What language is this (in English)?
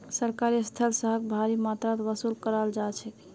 Magahi